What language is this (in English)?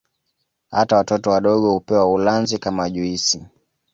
Swahili